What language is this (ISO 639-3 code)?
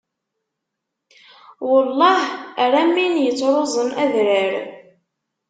kab